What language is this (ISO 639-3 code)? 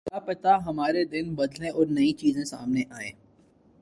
urd